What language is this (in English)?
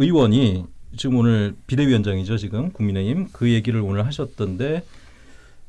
Korean